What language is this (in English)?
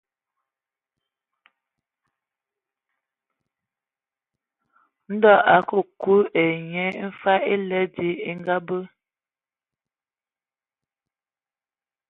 Ewondo